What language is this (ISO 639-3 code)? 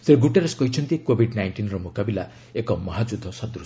ori